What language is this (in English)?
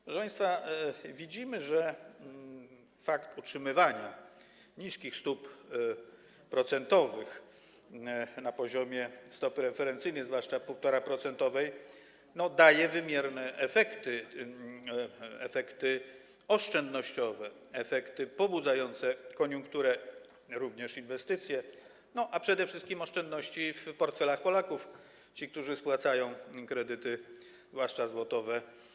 Polish